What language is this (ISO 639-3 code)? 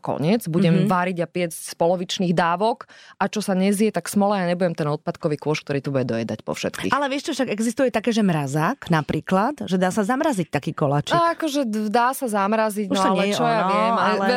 slk